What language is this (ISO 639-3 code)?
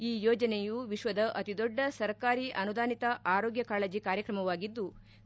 kan